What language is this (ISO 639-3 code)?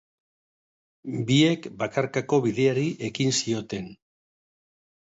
eus